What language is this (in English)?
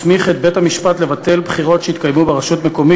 Hebrew